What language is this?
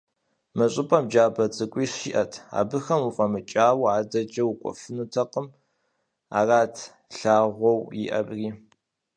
Kabardian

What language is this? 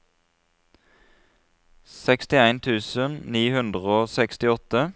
Norwegian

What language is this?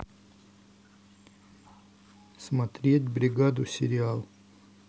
Russian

